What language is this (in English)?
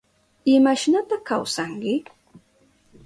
Southern Pastaza Quechua